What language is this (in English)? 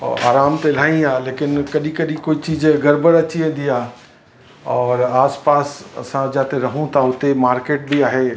Sindhi